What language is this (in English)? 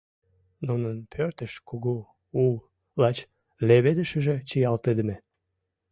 Mari